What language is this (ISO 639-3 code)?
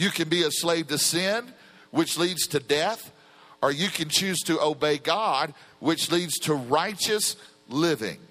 eng